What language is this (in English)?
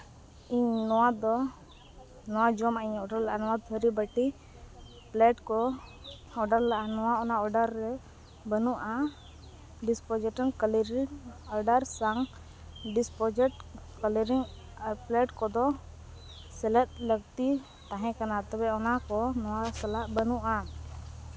Santali